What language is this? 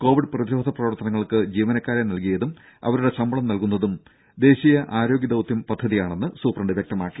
Malayalam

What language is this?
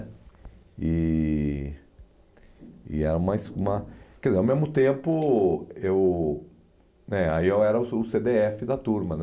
Portuguese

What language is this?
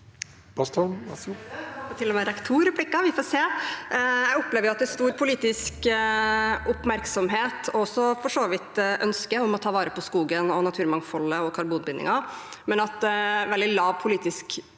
Norwegian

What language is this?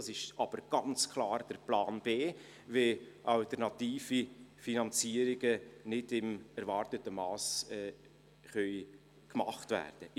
Swiss German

